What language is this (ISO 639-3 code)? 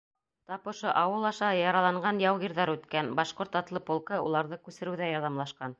bak